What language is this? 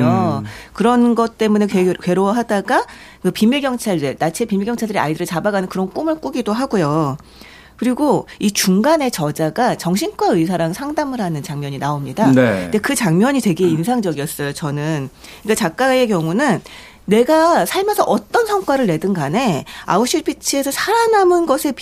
Korean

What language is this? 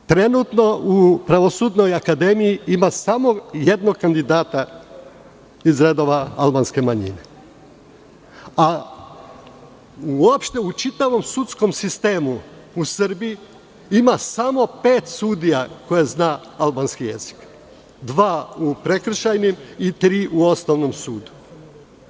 Serbian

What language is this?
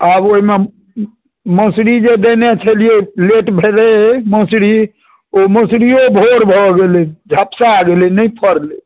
Maithili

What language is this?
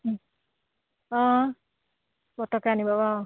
Assamese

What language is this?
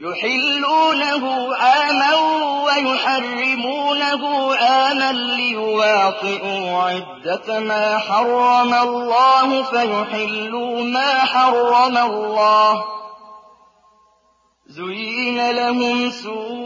Arabic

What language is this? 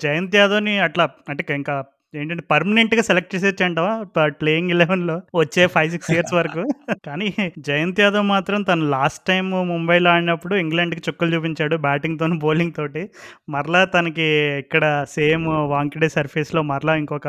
Telugu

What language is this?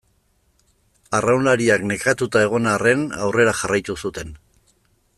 Basque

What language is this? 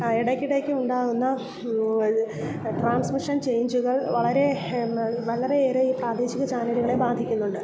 Malayalam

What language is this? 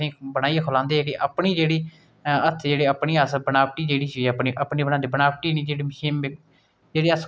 Dogri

